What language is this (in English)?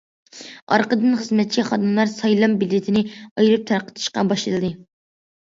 Uyghur